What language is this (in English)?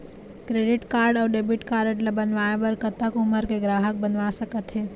Chhattisgarhi